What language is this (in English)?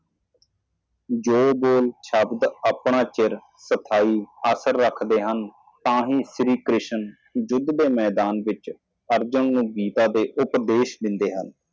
Punjabi